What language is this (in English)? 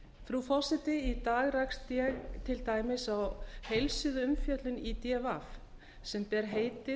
Icelandic